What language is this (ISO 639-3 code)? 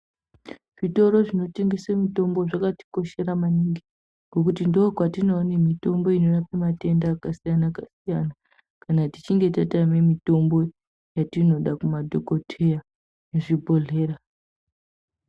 ndc